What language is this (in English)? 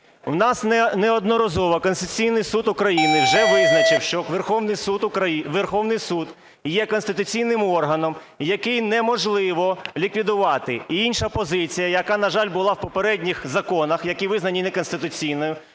Ukrainian